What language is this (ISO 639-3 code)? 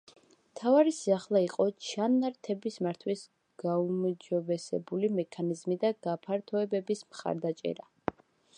kat